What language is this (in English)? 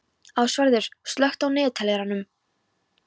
Icelandic